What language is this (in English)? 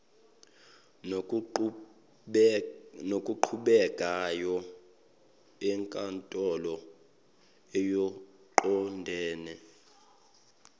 Zulu